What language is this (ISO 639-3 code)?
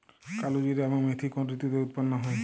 ben